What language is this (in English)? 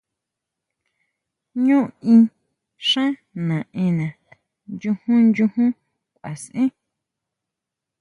Huautla Mazatec